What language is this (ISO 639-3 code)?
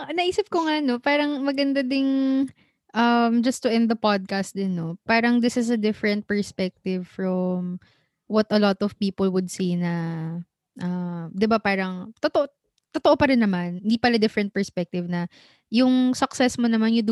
fil